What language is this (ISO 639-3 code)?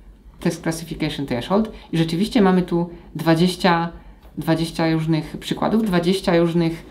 pol